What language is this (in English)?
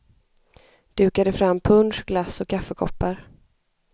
Swedish